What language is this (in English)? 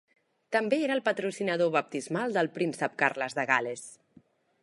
Catalan